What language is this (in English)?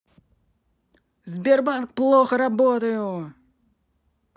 Russian